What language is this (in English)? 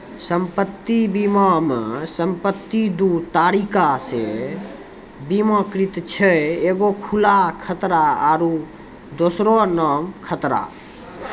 Maithili